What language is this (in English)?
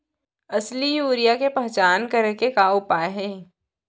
Chhattisgarhi